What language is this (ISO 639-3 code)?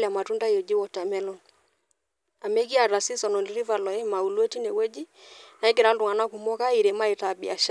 mas